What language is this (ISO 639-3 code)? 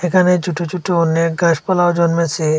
ben